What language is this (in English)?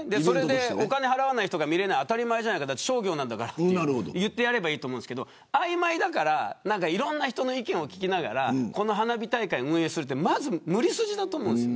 Japanese